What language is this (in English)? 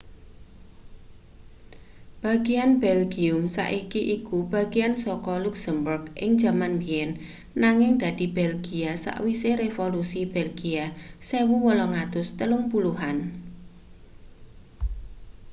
Javanese